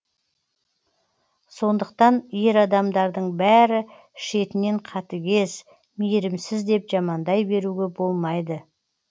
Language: Kazakh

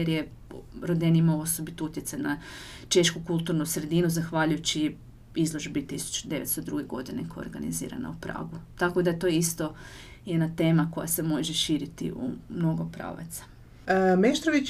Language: Croatian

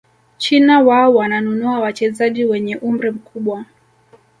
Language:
Swahili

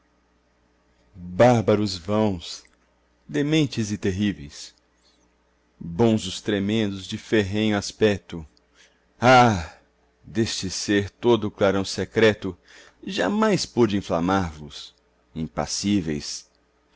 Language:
Portuguese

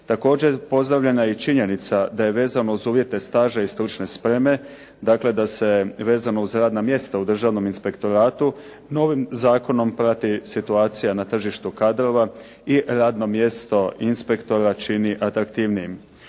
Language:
Croatian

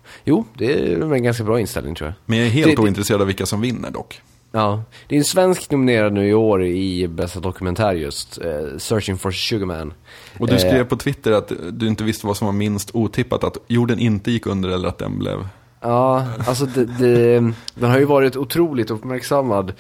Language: Swedish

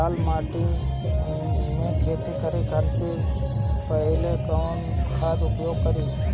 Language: Bhojpuri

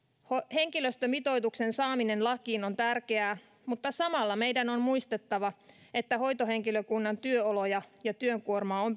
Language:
Finnish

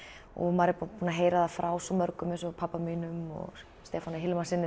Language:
Icelandic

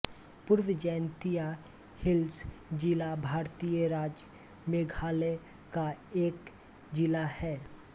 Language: Hindi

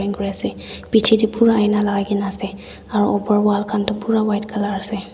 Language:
Naga Pidgin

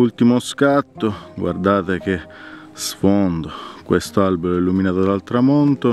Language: Italian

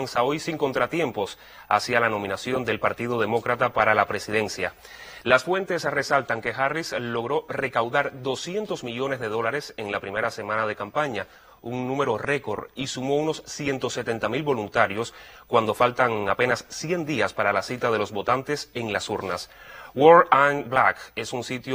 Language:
Spanish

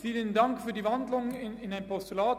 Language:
Swiss German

